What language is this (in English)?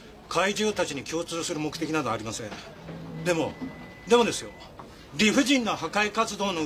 Japanese